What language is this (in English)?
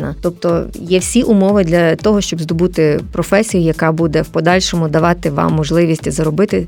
Ukrainian